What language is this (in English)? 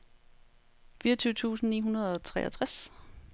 Danish